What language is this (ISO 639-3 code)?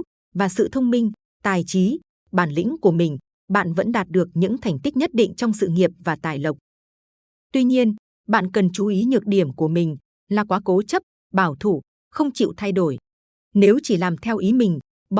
vie